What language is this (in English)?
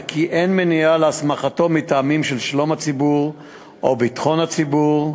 Hebrew